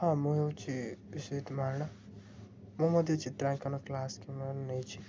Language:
Odia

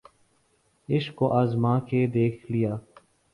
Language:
Urdu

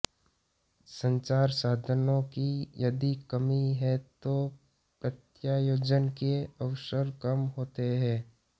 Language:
Hindi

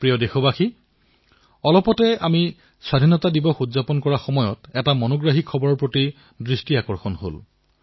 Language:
Assamese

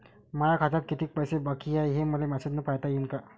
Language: Marathi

